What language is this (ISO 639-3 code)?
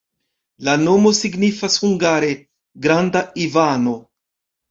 epo